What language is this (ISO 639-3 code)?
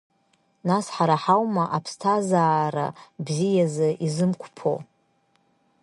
abk